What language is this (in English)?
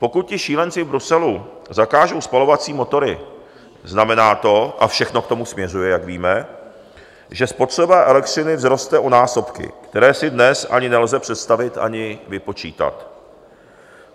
Czech